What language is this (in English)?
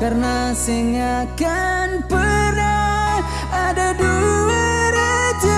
Indonesian